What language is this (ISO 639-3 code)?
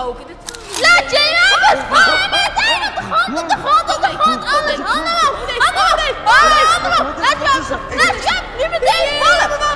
nld